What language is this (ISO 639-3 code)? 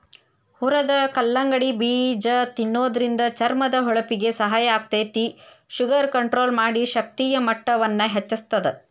kan